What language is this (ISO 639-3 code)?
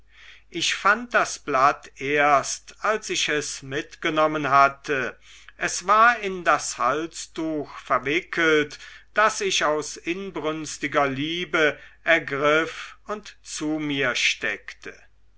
deu